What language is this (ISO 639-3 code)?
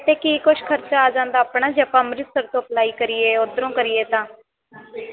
pan